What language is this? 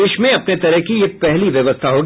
Hindi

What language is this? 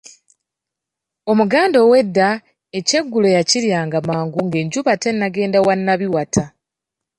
Ganda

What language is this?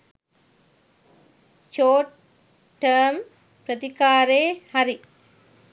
Sinhala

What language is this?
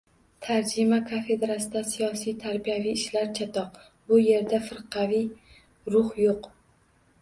Uzbek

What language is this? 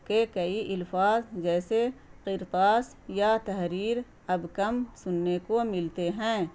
Urdu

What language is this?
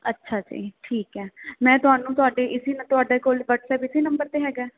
Punjabi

